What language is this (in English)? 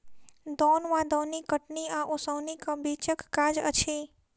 Maithili